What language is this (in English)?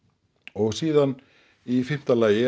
Icelandic